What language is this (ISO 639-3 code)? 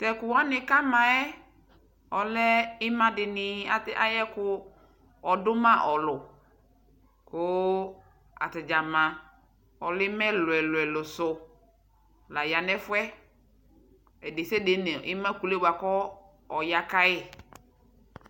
kpo